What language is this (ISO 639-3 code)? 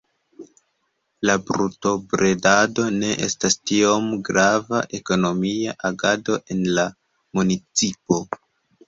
epo